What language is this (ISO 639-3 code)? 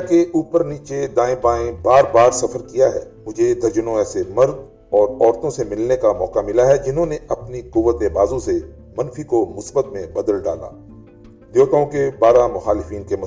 urd